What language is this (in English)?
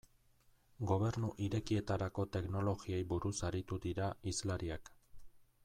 Basque